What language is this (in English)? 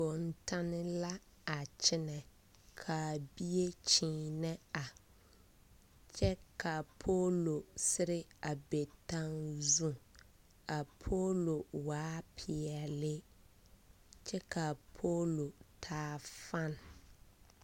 Southern Dagaare